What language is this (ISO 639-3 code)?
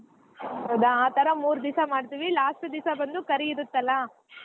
kan